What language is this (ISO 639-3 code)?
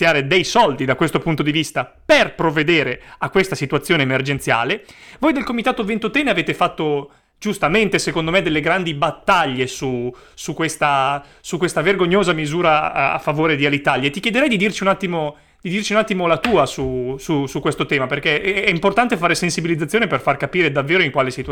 ita